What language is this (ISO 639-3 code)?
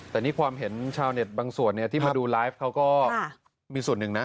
tha